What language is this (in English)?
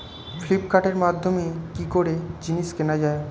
Bangla